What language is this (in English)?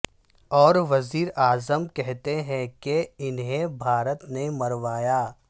Urdu